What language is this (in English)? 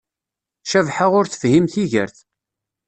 Kabyle